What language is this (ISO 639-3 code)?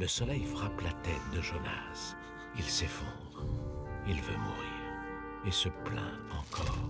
fra